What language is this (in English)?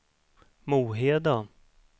Swedish